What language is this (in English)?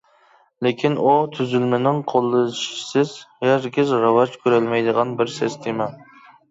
Uyghur